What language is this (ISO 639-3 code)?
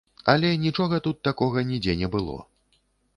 bel